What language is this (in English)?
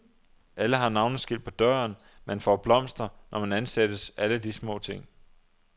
Danish